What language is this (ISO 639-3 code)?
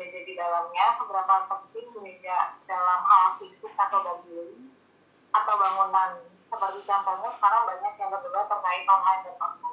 ind